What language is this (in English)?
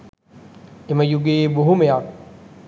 Sinhala